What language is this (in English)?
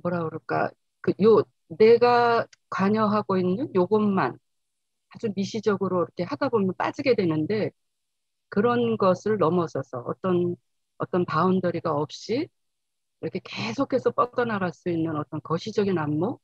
Korean